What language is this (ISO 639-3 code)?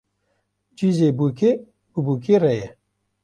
kur